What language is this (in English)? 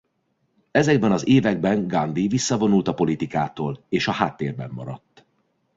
Hungarian